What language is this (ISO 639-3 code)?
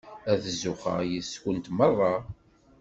kab